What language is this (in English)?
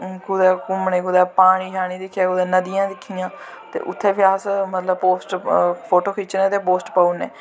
Dogri